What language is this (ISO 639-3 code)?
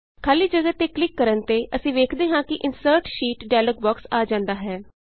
pan